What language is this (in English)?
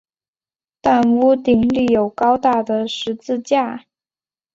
Chinese